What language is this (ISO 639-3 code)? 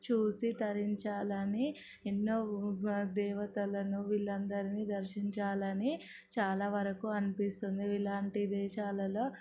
tel